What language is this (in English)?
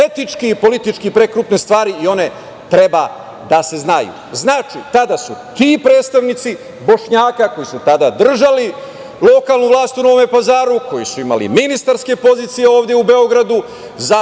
Serbian